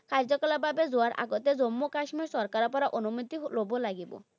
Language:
Assamese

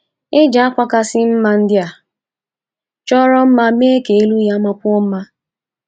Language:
Igbo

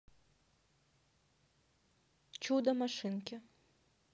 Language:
Russian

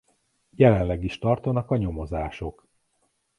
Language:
Hungarian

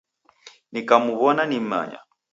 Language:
Taita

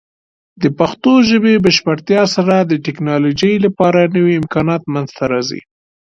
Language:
Pashto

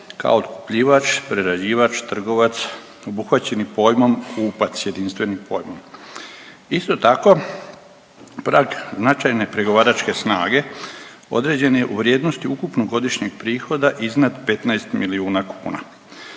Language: Croatian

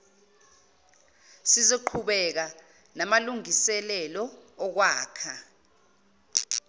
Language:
Zulu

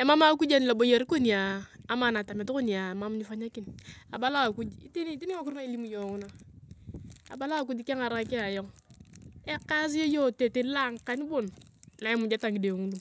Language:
Turkana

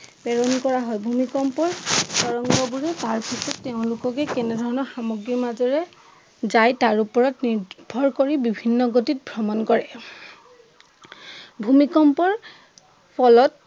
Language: Assamese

